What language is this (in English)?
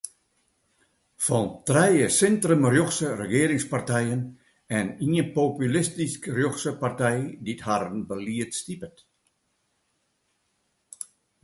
Western Frisian